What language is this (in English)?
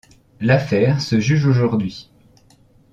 French